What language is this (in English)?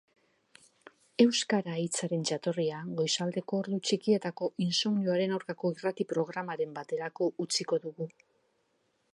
Basque